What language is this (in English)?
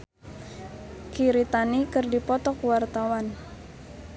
Sundanese